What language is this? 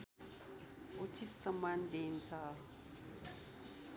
Nepali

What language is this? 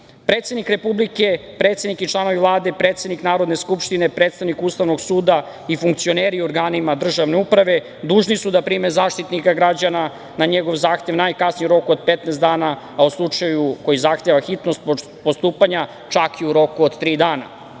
Serbian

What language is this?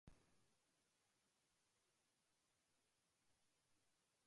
Urdu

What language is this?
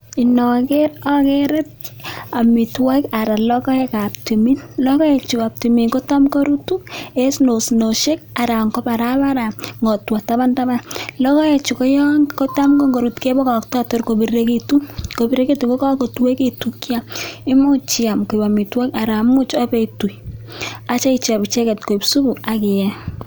Kalenjin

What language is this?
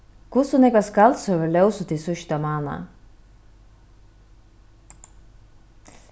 Faroese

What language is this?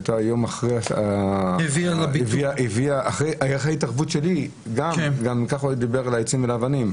Hebrew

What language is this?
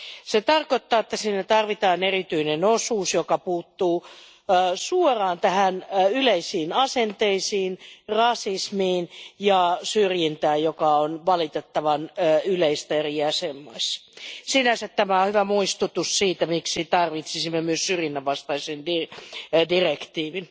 Finnish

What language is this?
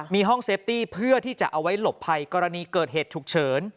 Thai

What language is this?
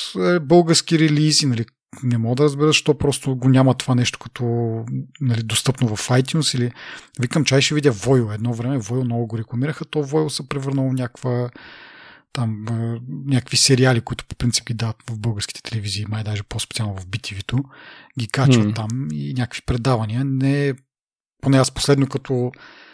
Bulgarian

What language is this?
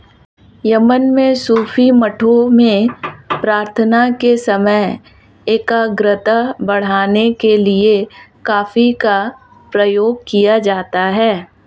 Hindi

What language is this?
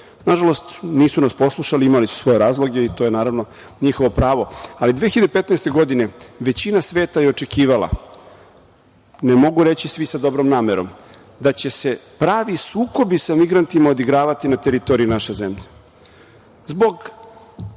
Serbian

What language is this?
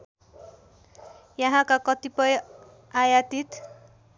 Nepali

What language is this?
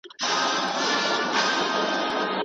Pashto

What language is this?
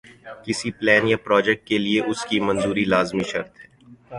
Urdu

